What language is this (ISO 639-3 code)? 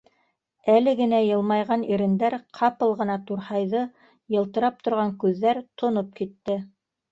bak